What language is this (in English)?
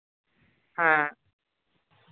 Santali